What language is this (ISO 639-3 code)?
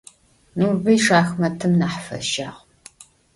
ady